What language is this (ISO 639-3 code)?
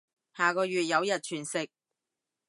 yue